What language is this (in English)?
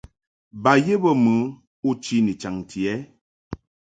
Mungaka